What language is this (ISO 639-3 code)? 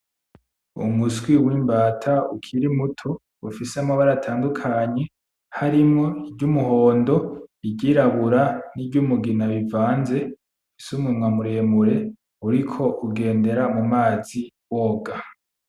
run